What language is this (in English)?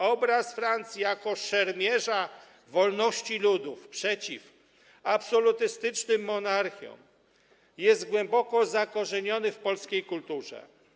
Polish